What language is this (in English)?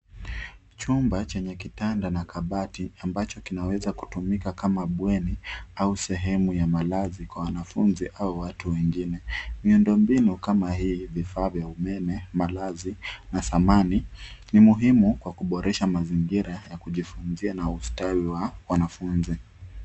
Swahili